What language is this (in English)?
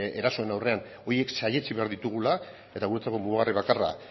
Basque